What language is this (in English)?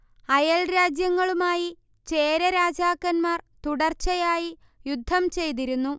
Malayalam